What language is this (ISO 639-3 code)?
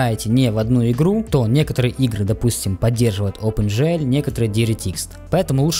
rus